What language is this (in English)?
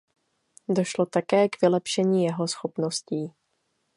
Czech